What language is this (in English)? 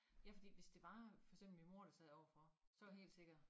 Danish